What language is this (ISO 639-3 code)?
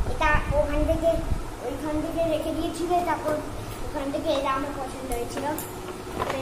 hin